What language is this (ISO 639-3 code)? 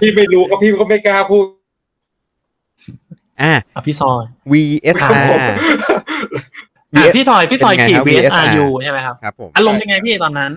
tha